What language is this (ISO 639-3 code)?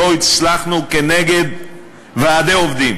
heb